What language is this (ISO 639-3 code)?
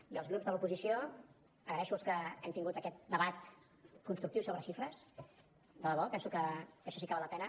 cat